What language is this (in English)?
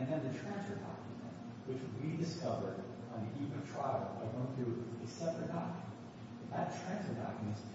English